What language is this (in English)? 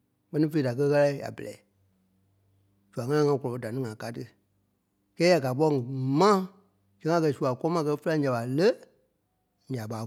Kpelle